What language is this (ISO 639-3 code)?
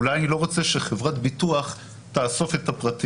heb